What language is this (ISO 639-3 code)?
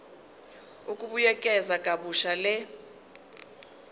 zul